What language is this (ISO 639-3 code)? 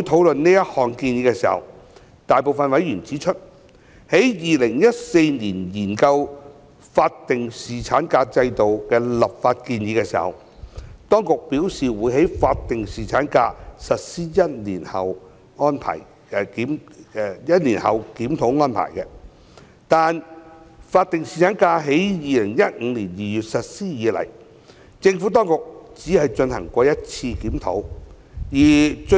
yue